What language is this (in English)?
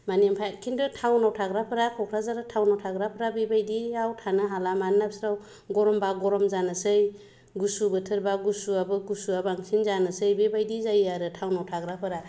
Bodo